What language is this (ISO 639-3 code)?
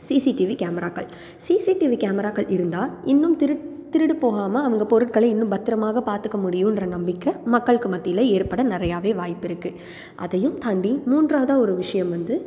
tam